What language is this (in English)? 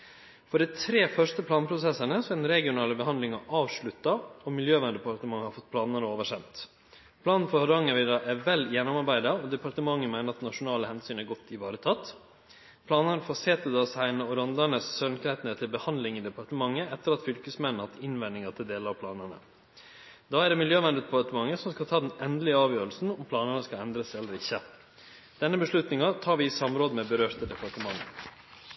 Norwegian Nynorsk